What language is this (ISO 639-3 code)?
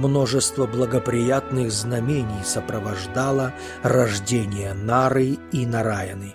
rus